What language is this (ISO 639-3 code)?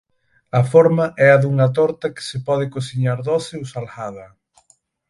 glg